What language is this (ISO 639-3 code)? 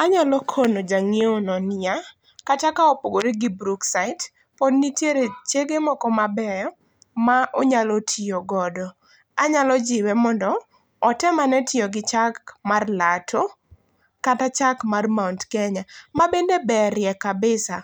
luo